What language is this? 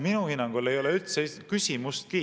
Estonian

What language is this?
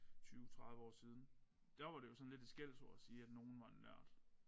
Danish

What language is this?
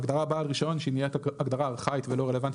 Hebrew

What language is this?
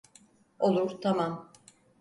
Turkish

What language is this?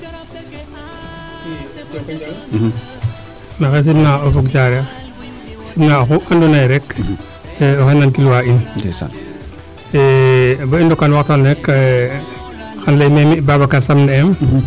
Serer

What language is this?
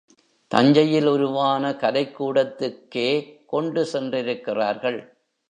Tamil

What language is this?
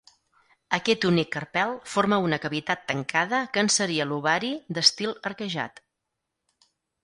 Catalan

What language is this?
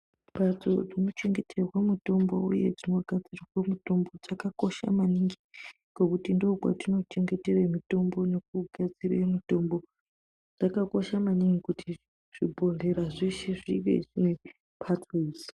Ndau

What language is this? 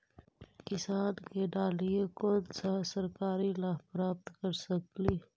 Magahi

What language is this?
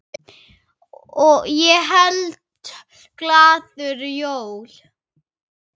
Icelandic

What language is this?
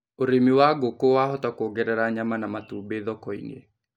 Kikuyu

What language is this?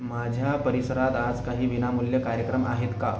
Marathi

